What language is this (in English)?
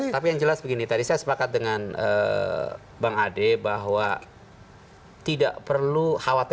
Indonesian